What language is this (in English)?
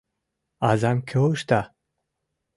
Mari